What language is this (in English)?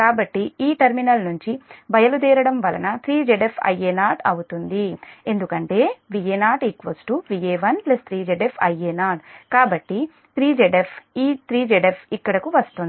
Telugu